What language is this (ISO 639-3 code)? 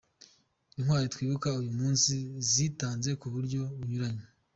kin